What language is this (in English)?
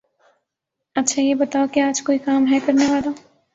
Urdu